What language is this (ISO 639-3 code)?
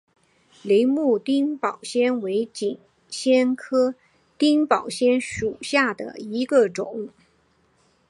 zho